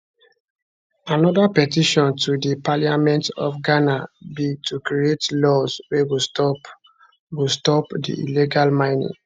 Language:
Nigerian Pidgin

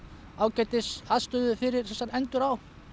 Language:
Icelandic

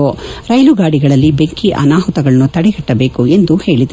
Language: Kannada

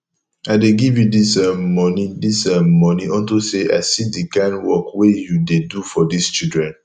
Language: Nigerian Pidgin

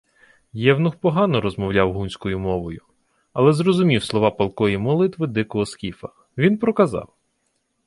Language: Ukrainian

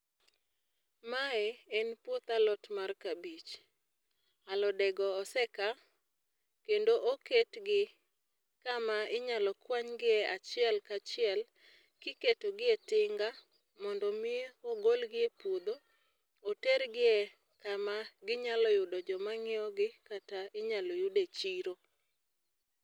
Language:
Luo (Kenya and Tanzania)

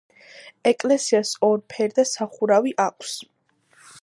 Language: Georgian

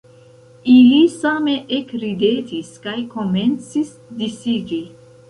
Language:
Esperanto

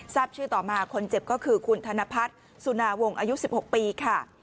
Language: Thai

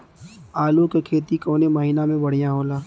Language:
Bhojpuri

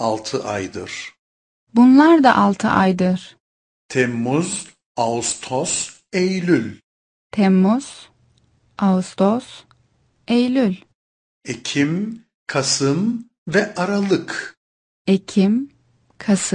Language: Turkish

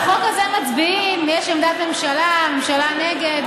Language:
Hebrew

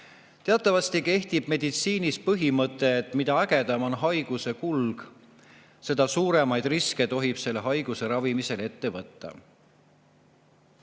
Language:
Estonian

